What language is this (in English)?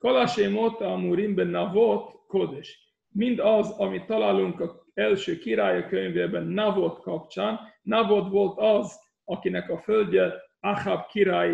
Hungarian